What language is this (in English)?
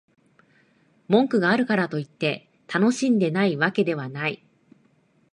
Japanese